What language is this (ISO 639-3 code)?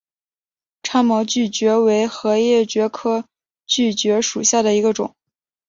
zho